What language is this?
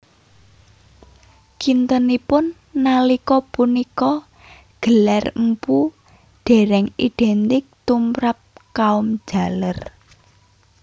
Javanese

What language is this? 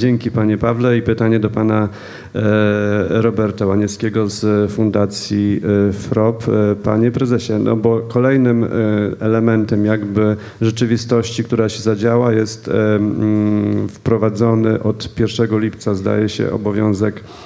Polish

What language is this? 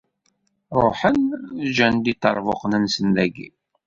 Kabyle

